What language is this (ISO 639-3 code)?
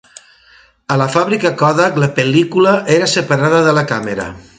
cat